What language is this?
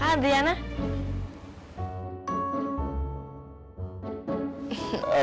Indonesian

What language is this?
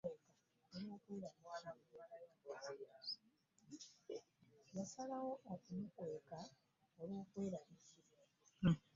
Ganda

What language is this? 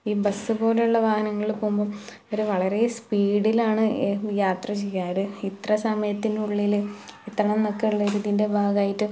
Malayalam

